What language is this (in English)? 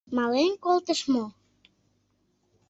Mari